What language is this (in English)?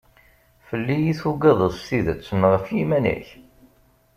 Kabyle